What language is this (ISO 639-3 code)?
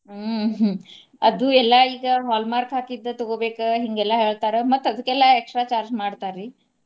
kan